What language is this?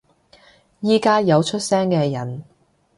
Cantonese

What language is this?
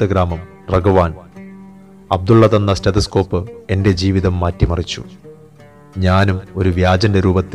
Malayalam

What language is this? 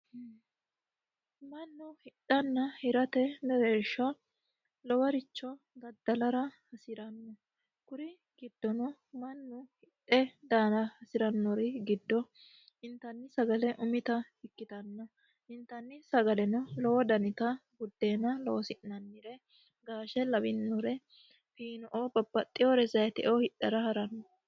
Sidamo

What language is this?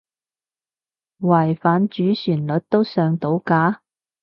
Cantonese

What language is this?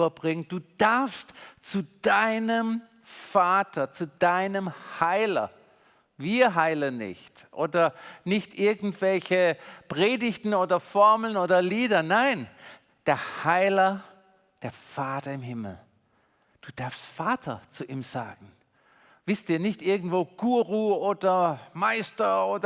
German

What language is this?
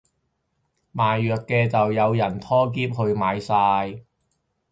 Cantonese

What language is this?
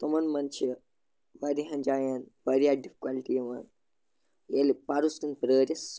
Kashmiri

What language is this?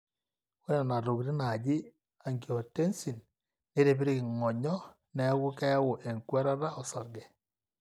Masai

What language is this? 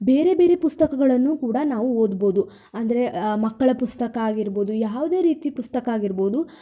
Kannada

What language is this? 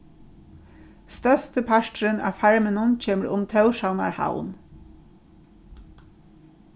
Faroese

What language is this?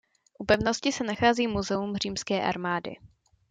Czech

